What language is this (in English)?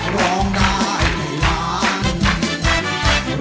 Thai